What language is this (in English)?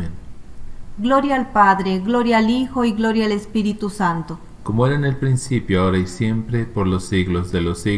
Spanish